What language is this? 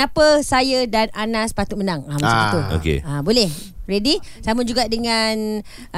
Malay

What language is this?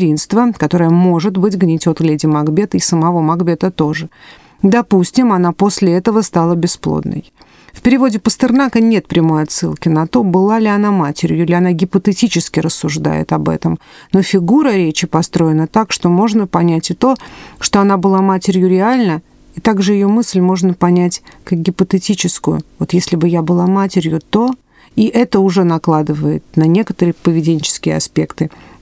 Russian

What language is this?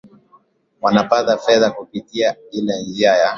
Swahili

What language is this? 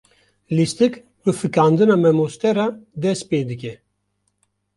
Kurdish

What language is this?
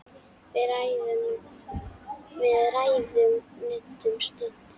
Icelandic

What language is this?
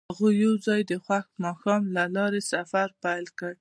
Pashto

